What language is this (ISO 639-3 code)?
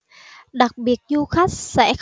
vie